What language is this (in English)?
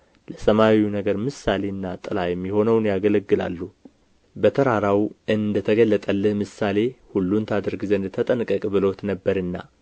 Amharic